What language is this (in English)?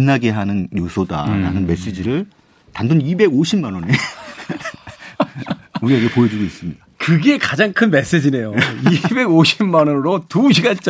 Korean